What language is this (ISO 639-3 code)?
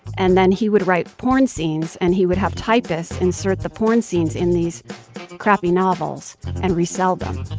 eng